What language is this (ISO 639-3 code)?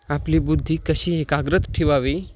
mar